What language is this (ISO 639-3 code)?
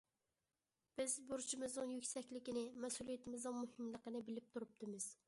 uig